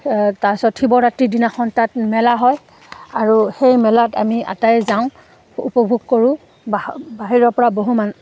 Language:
Assamese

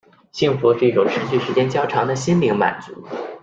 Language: Chinese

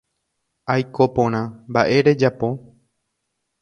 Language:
Guarani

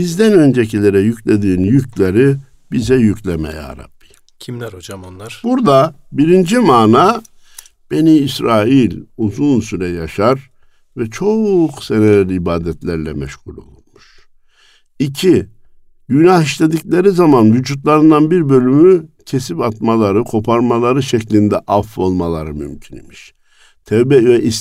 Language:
Turkish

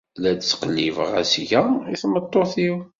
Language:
Kabyle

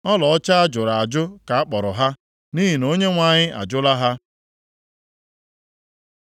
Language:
Igbo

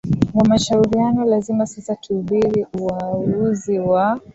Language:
Swahili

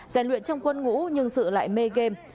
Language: Vietnamese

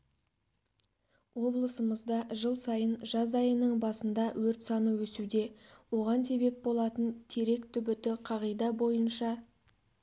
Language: Kazakh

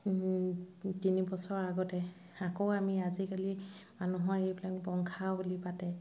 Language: Assamese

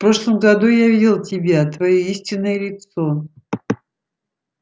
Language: Russian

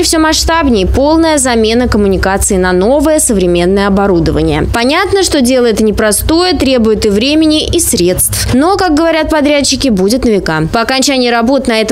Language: Russian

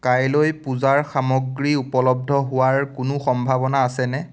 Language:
Assamese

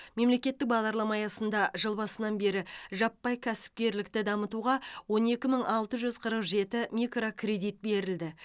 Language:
Kazakh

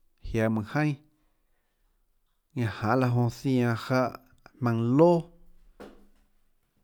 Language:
Tlacoatzintepec Chinantec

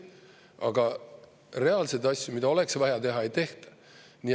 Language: Estonian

